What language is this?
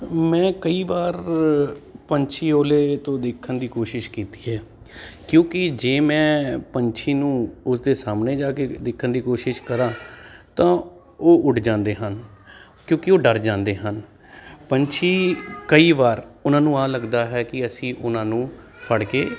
Punjabi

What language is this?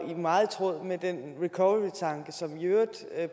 Danish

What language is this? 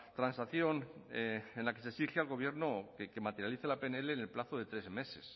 Spanish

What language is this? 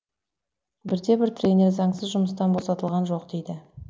Kazakh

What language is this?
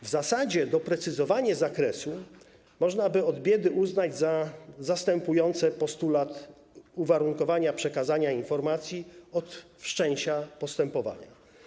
Polish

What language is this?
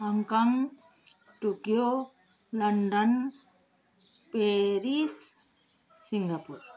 Nepali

